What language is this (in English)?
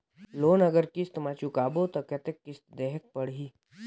Chhattisgarhi